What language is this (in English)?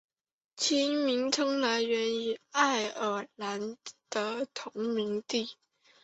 Chinese